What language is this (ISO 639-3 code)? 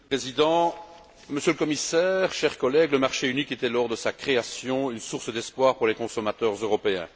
fra